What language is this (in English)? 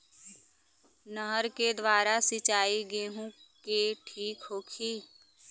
Bhojpuri